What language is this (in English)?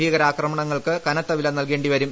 Malayalam